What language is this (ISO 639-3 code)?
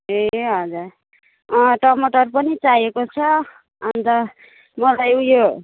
nep